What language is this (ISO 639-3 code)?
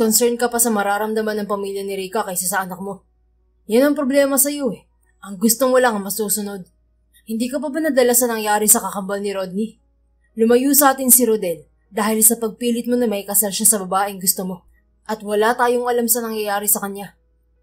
fil